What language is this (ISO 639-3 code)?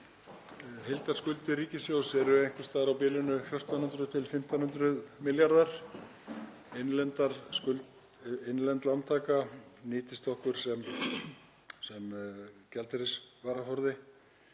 isl